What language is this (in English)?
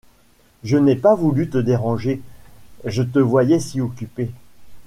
French